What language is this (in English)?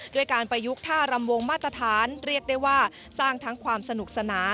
Thai